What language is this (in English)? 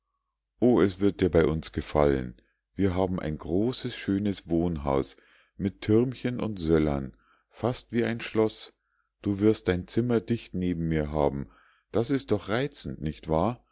German